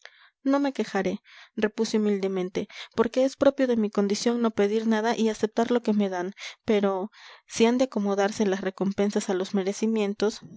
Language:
Spanish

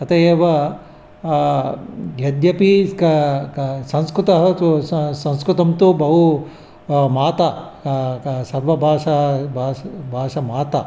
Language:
Sanskrit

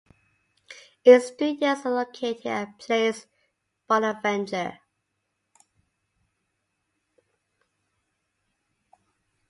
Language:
English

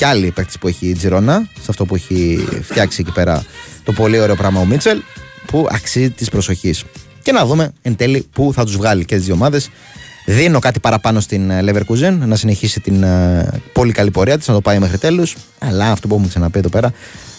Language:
Greek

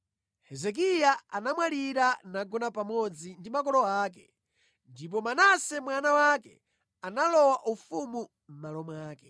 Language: Nyanja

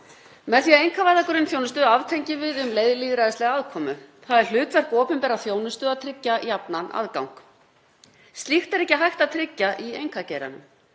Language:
Icelandic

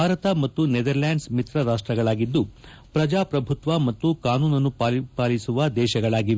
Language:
Kannada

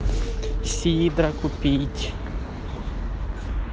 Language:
Russian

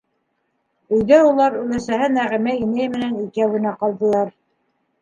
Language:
Bashkir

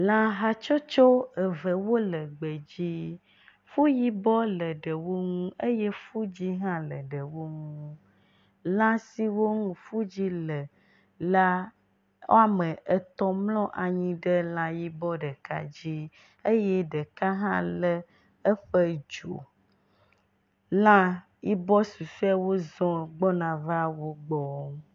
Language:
Ewe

